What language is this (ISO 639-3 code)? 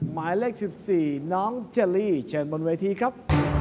tha